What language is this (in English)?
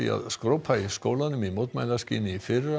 Icelandic